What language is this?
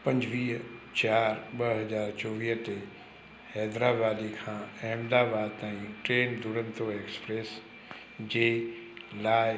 Sindhi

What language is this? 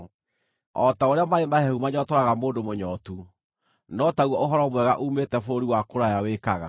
Kikuyu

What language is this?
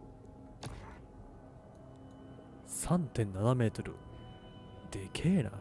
Japanese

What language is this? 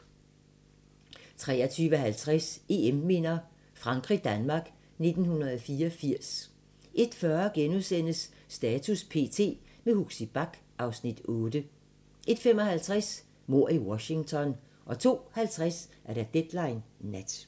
Danish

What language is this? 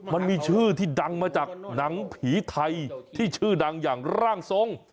Thai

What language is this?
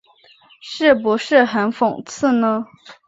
Chinese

